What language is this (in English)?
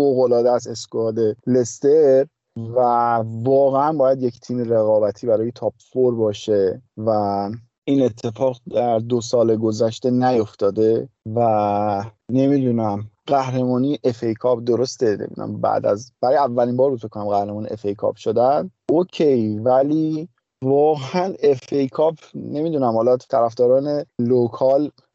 Persian